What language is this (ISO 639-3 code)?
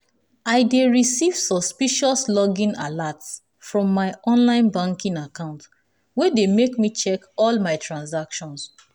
pcm